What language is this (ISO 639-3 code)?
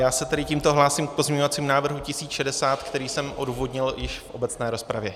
ces